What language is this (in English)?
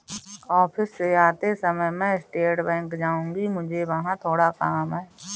Hindi